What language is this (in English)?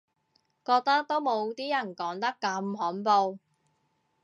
Cantonese